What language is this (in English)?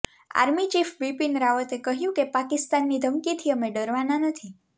Gujarati